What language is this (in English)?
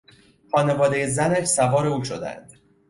Persian